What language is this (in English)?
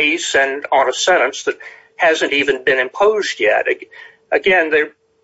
English